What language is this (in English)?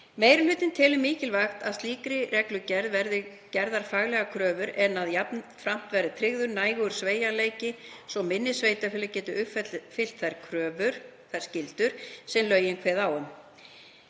Icelandic